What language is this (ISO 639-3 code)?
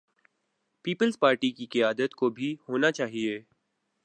urd